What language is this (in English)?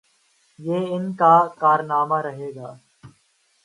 Urdu